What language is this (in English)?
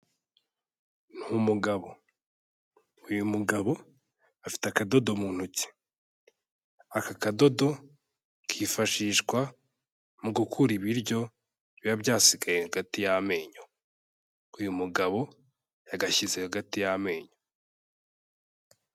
Kinyarwanda